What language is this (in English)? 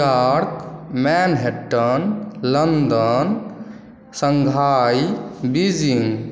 Maithili